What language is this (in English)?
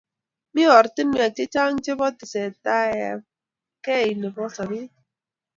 Kalenjin